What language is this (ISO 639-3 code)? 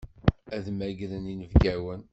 kab